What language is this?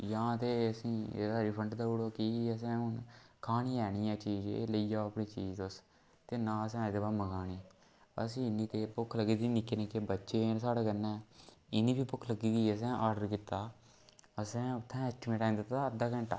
Dogri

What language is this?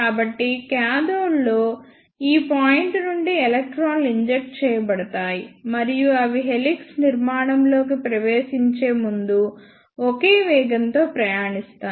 Telugu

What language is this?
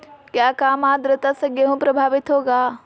Magahi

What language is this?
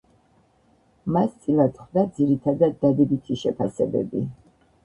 Georgian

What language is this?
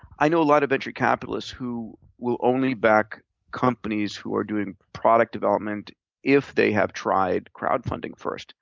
English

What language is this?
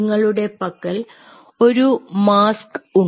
Malayalam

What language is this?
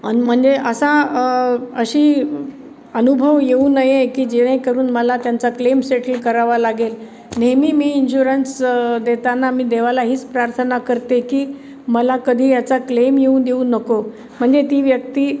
Marathi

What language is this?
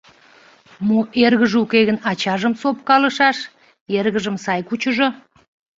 Mari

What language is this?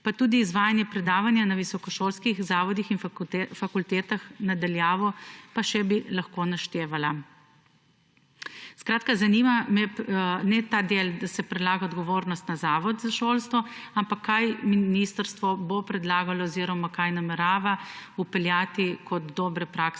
Slovenian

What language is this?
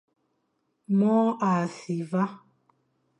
Fang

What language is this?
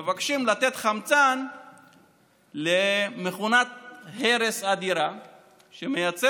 Hebrew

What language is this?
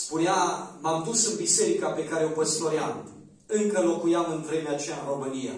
Romanian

